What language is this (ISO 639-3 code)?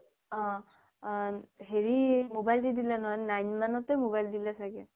asm